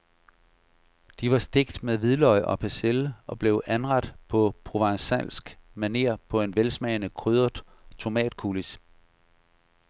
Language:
Danish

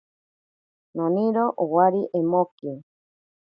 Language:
Ashéninka Perené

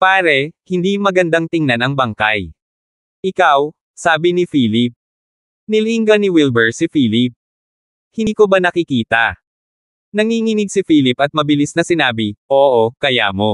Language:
Filipino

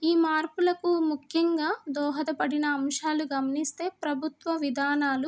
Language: Telugu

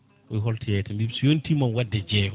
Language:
Fula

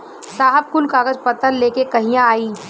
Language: Bhojpuri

